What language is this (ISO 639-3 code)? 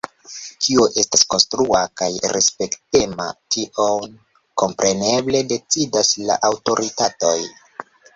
epo